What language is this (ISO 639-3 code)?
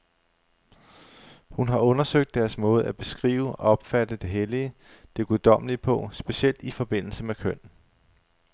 dan